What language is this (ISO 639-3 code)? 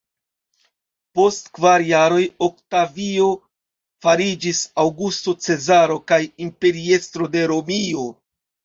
epo